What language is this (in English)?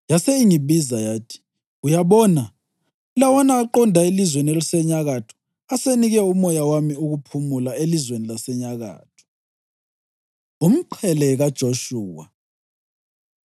North Ndebele